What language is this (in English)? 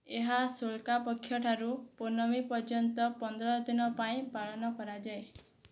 Odia